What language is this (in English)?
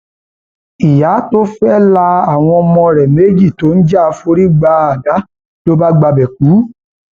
Yoruba